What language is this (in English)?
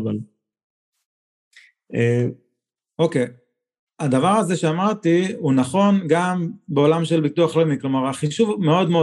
Hebrew